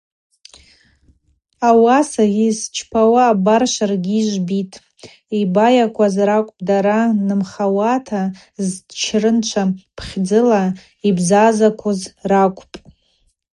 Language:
Abaza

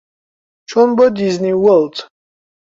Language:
Central Kurdish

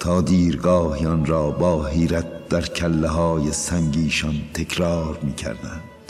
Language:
Persian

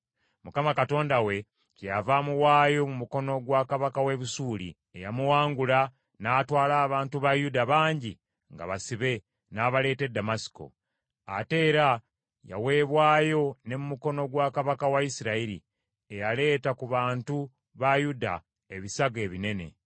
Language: Ganda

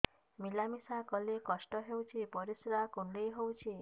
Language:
Odia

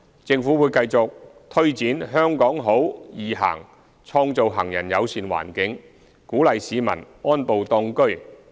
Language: Cantonese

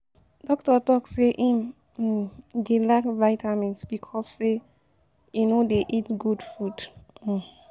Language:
Nigerian Pidgin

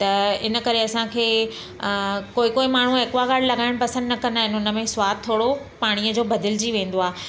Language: Sindhi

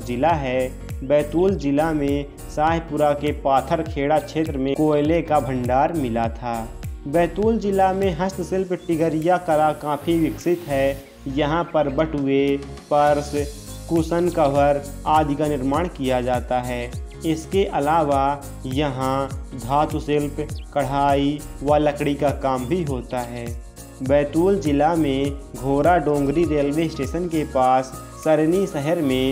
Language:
Hindi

